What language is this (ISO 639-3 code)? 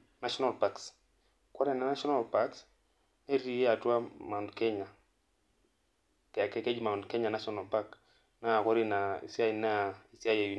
mas